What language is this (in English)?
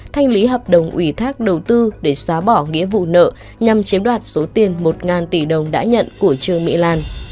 Vietnamese